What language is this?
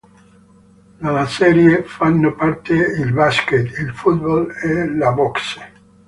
Italian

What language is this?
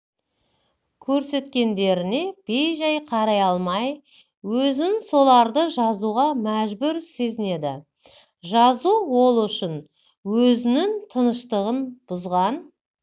Kazakh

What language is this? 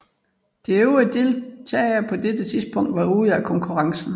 Danish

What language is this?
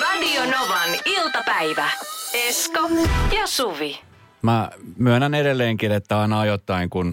Finnish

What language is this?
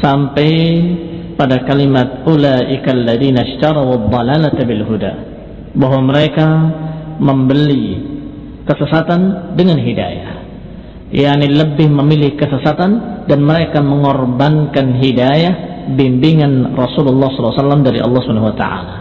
Indonesian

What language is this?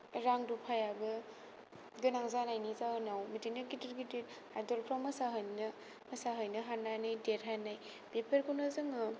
Bodo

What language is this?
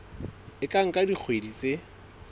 Southern Sotho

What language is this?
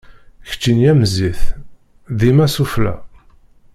Kabyle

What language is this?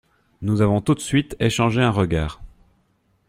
French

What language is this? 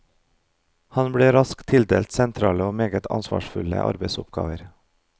Norwegian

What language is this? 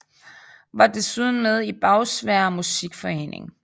Danish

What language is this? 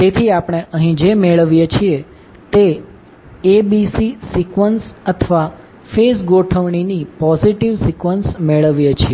Gujarati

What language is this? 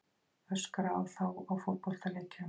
Icelandic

